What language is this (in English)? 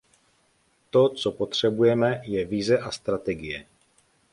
Czech